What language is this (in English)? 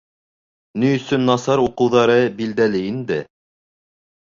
Bashkir